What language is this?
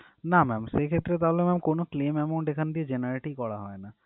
Bangla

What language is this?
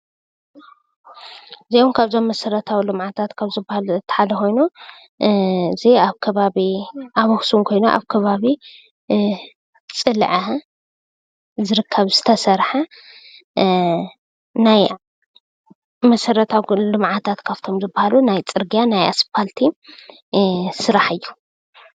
Tigrinya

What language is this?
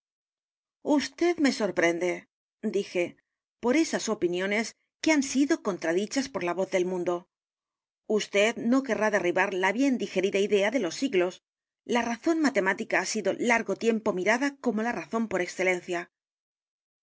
Spanish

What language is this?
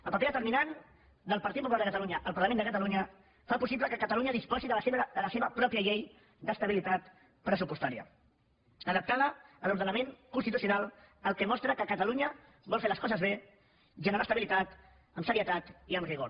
Catalan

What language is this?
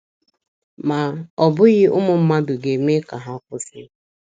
Igbo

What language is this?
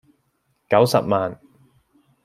Cantonese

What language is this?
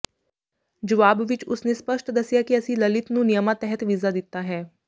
Punjabi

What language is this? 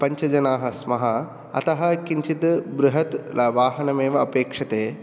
Sanskrit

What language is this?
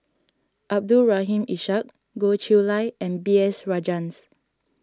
English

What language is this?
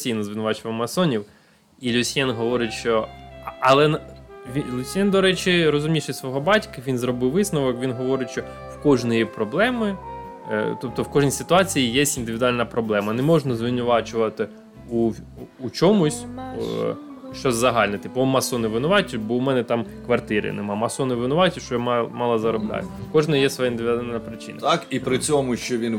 Ukrainian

